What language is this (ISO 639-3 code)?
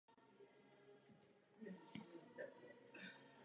ces